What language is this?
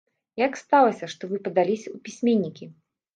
Belarusian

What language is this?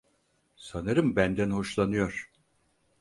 Turkish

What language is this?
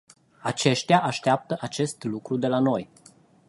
Romanian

